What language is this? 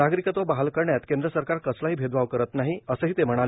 Marathi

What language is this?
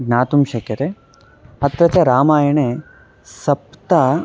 Sanskrit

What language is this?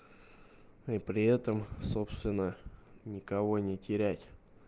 Russian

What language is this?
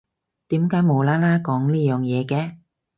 Cantonese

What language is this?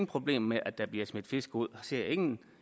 Danish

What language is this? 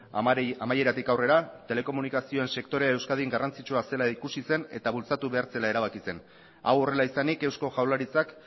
Basque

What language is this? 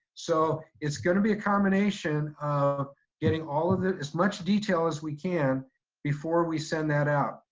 English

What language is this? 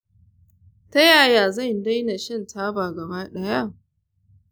Hausa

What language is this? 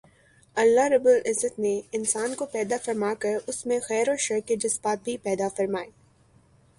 Urdu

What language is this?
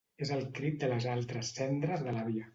Catalan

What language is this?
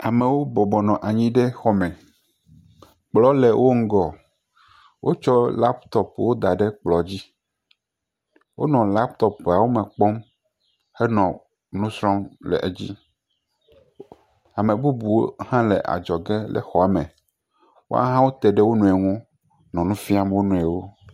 Ewe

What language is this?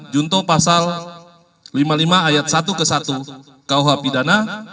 Indonesian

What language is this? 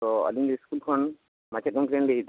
Santali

